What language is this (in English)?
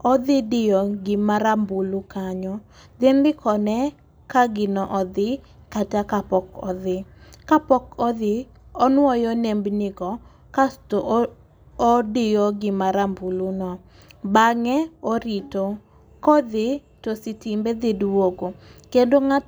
Luo (Kenya and Tanzania)